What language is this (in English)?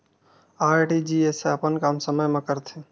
Chhattisgarhi